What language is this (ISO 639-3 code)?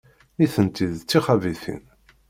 kab